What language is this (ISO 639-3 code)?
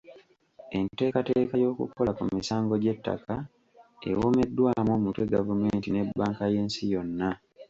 lug